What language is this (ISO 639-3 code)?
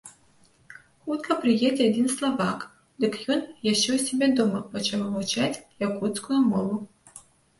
bel